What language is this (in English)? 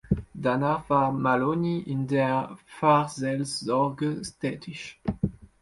German